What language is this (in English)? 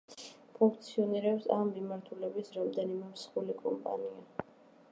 Georgian